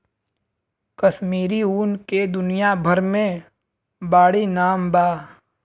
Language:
Bhojpuri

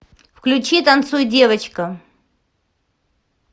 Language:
Russian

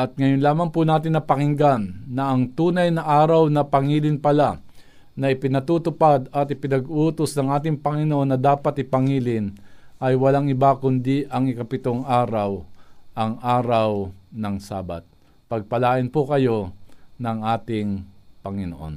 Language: Filipino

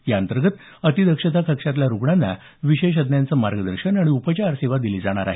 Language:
Marathi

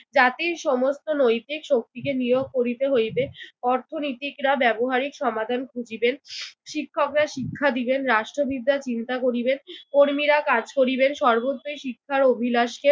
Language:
Bangla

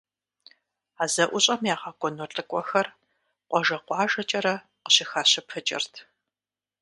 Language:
Kabardian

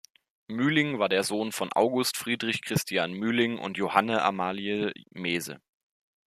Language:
German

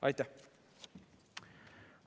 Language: Estonian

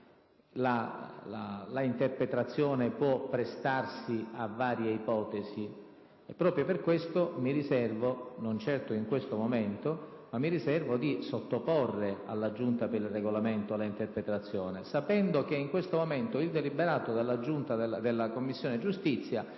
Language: Italian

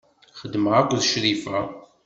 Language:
Kabyle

